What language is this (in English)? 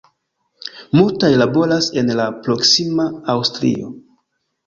Esperanto